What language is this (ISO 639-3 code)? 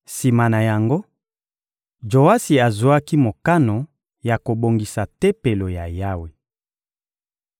lin